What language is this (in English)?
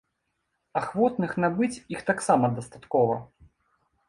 Belarusian